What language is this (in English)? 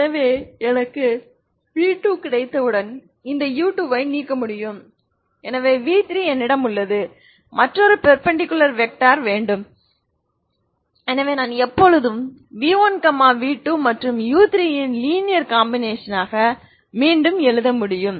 Tamil